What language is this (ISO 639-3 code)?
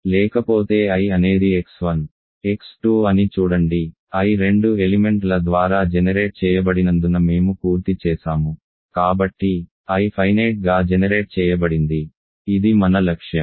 tel